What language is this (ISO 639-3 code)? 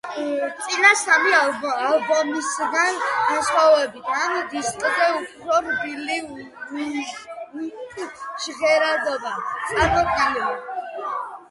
kat